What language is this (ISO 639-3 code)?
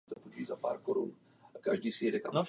ces